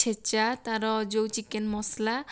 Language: Odia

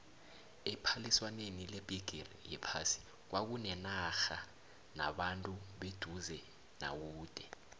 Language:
South Ndebele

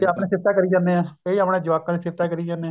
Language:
Punjabi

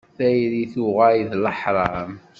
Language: Kabyle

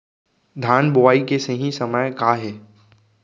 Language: Chhattisgarhi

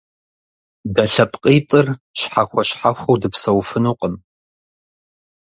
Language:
Kabardian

